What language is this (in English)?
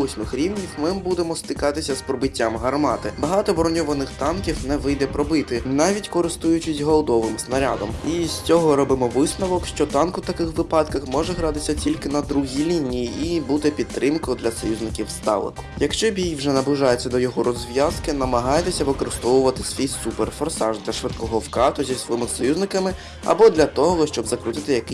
Ukrainian